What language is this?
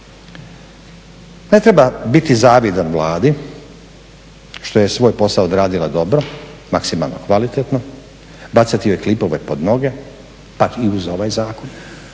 Croatian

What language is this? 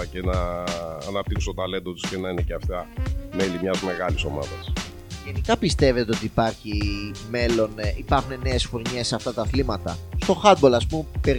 Greek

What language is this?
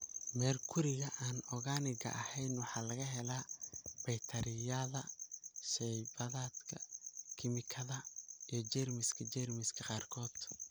Somali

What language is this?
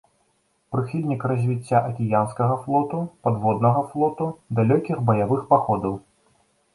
Belarusian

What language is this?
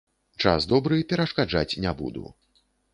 Belarusian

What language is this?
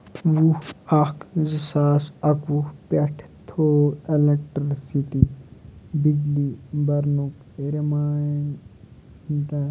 Kashmiri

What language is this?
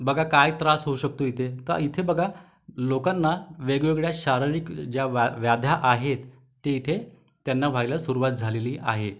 Marathi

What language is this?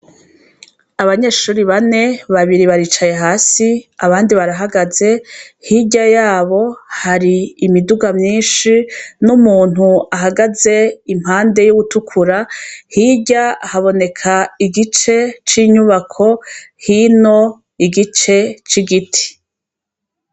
Rundi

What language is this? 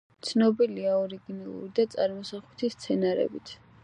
Georgian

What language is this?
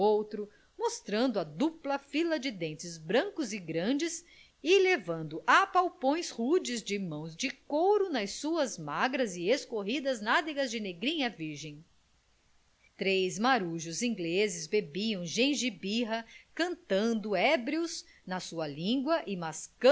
Portuguese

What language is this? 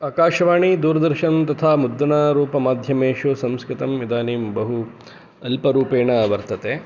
Sanskrit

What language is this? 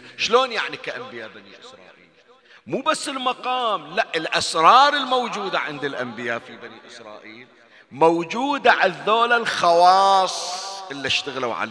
Arabic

